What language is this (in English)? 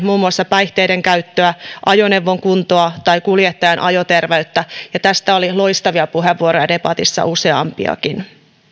Finnish